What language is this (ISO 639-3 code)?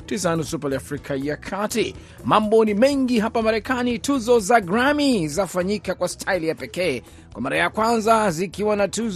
swa